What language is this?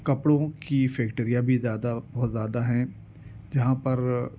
Urdu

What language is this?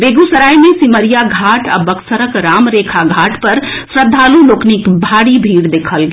Maithili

